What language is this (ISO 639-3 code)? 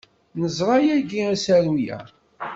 kab